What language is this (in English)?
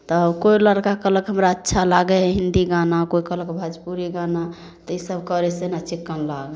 Maithili